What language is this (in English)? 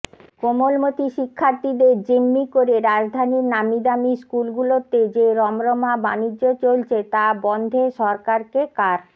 Bangla